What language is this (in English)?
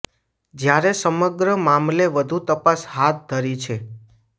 Gujarati